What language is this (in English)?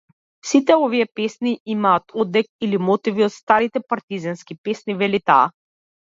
Macedonian